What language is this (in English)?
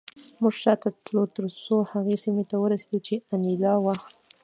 Pashto